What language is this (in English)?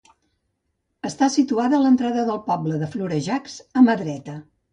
Catalan